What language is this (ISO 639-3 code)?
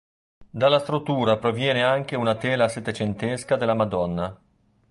ita